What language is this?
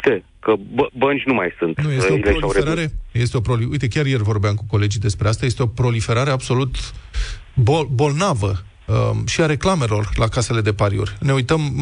Romanian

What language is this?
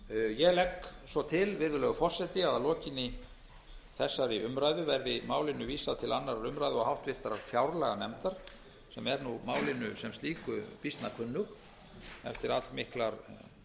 Icelandic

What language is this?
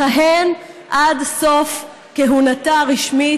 Hebrew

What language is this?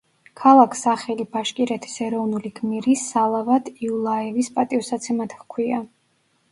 Georgian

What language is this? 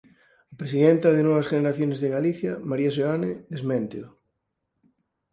Galician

